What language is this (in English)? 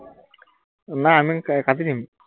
Assamese